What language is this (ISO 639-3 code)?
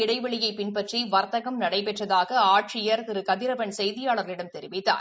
tam